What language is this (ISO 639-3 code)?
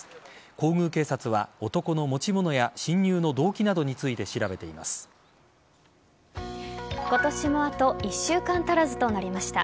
jpn